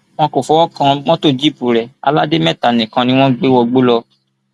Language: Yoruba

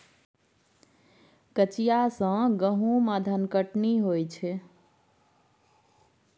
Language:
Maithili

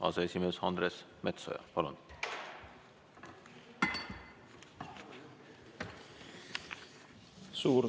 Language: Estonian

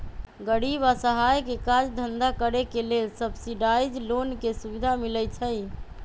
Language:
Magahi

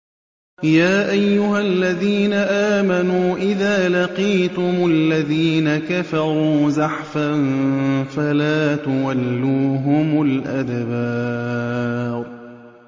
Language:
Arabic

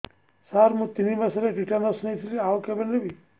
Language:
Odia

